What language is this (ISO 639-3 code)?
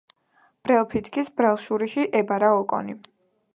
kat